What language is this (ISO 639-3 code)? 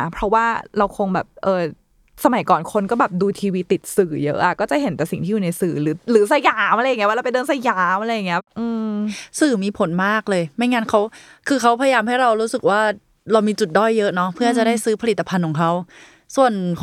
tha